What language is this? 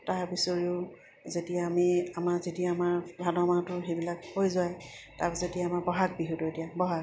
Assamese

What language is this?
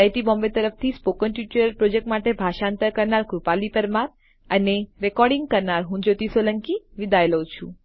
Gujarati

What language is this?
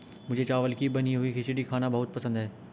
Hindi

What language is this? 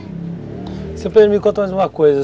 Portuguese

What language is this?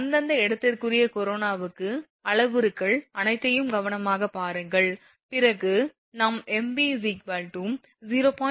Tamil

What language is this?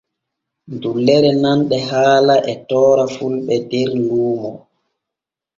Borgu Fulfulde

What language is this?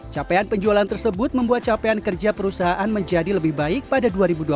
Indonesian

